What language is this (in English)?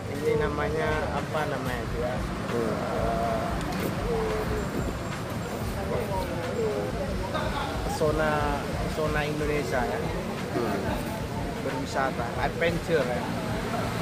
Indonesian